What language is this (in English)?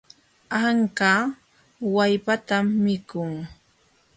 Jauja Wanca Quechua